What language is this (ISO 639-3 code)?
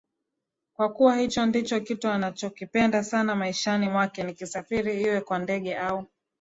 swa